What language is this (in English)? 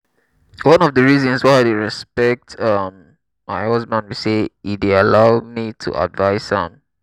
Nigerian Pidgin